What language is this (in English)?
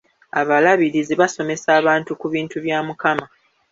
Ganda